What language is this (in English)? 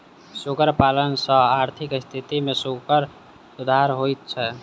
Maithili